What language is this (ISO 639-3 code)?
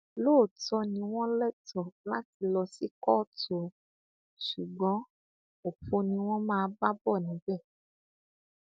yor